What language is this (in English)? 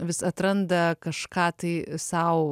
Lithuanian